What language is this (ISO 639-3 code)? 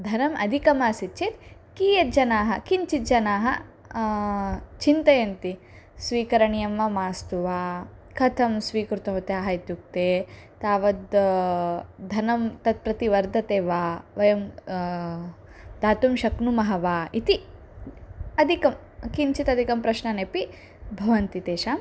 san